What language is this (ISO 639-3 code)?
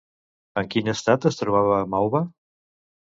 cat